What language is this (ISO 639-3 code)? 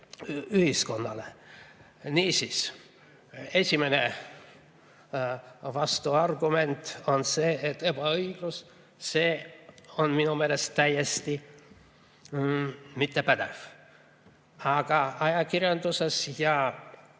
est